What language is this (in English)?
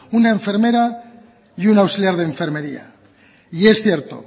Spanish